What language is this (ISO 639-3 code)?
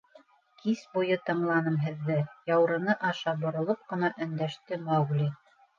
bak